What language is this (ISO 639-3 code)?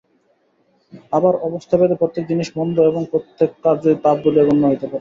ben